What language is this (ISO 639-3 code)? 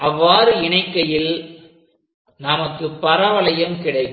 tam